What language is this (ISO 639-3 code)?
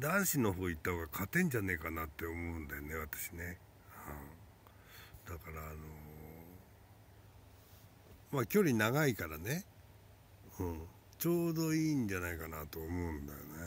jpn